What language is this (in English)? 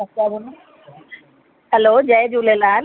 Sindhi